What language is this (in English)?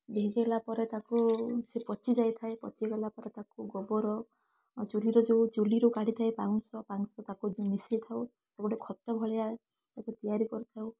Odia